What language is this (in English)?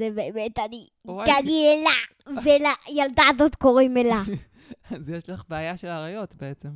Hebrew